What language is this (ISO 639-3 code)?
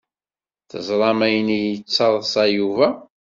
kab